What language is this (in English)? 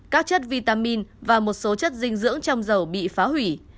Vietnamese